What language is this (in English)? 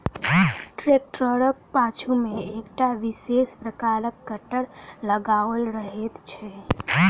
Maithili